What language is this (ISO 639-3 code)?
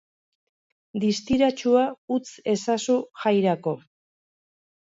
eus